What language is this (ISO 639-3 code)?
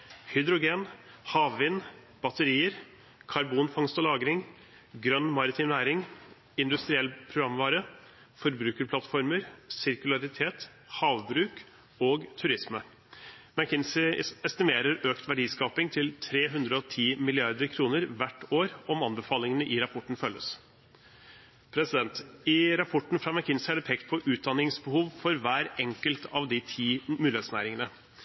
nob